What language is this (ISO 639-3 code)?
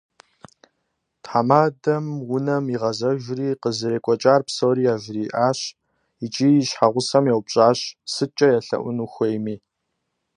kbd